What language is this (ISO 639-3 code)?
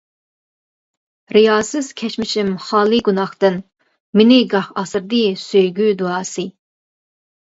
uig